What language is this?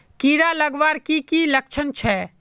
Magahi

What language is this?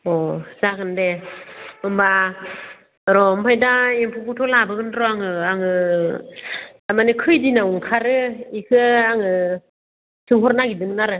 Bodo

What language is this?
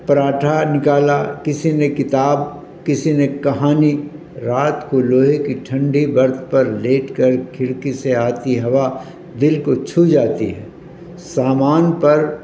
Urdu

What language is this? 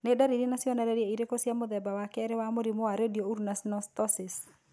Kikuyu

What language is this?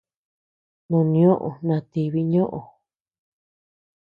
Tepeuxila Cuicatec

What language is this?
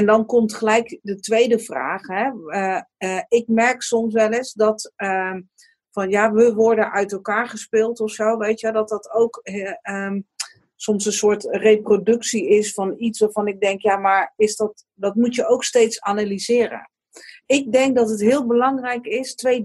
Dutch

